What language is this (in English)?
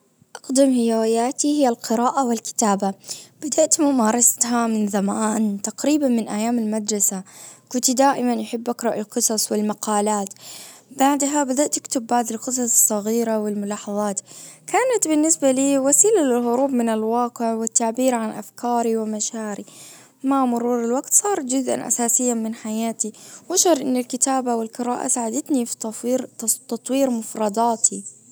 Najdi Arabic